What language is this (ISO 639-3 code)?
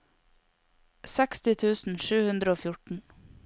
nor